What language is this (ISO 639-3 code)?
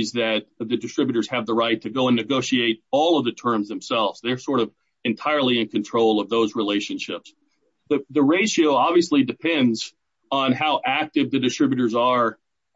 eng